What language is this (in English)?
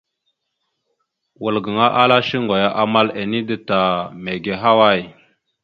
Mada (Cameroon)